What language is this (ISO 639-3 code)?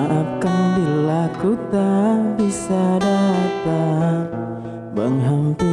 ind